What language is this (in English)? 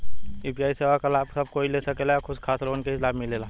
Bhojpuri